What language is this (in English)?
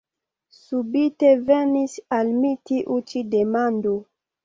Esperanto